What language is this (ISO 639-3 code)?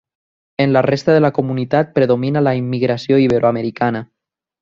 cat